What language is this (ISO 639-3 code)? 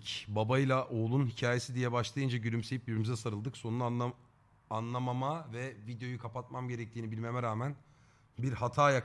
tur